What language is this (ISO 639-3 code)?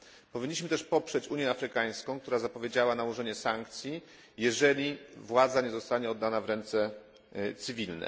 pol